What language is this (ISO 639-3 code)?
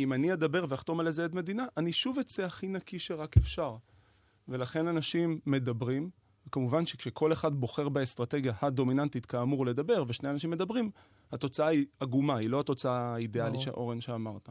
heb